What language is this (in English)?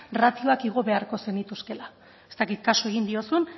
Basque